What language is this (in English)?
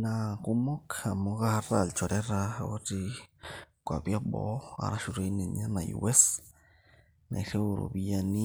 Masai